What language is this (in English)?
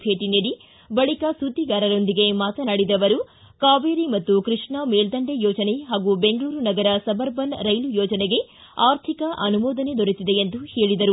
Kannada